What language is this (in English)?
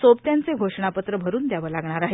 Marathi